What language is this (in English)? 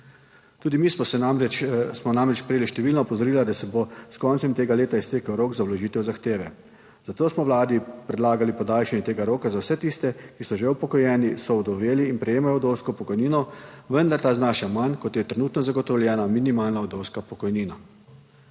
Slovenian